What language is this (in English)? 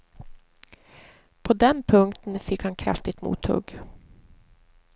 Swedish